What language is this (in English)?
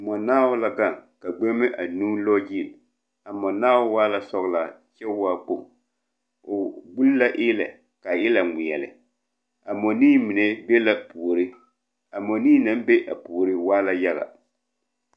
Southern Dagaare